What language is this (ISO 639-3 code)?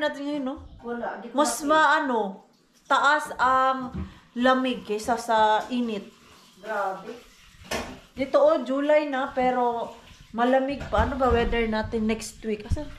fil